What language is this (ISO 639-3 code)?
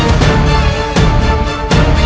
ind